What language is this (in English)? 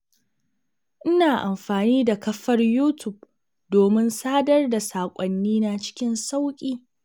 Hausa